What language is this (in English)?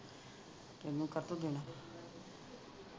Punjabi